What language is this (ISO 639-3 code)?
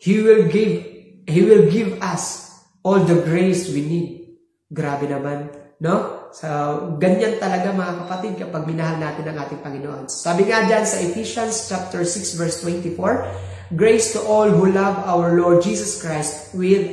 fil